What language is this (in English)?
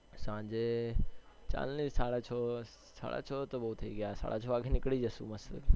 Gujarati